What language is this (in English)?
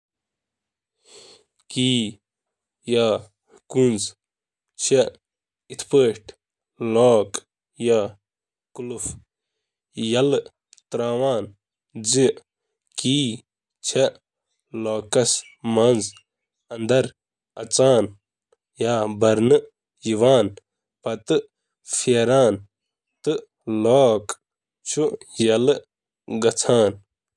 Kashmiri